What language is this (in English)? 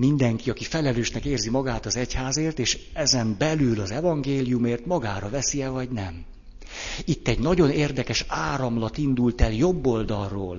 Hungarian